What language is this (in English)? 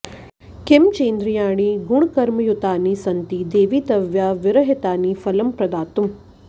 Sanskrit